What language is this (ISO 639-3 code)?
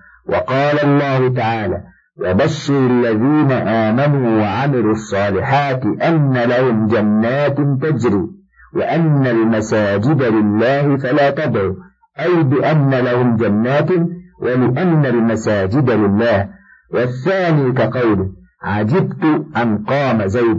ara